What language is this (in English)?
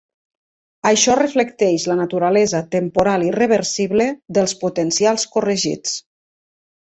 Catalan